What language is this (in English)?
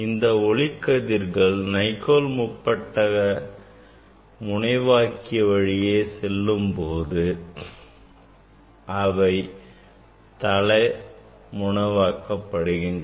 Tamil